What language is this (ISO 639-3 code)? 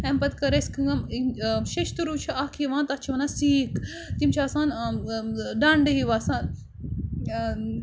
kas